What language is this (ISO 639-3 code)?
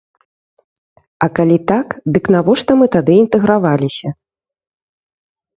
bel